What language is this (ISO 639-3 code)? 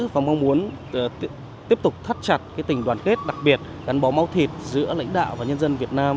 vie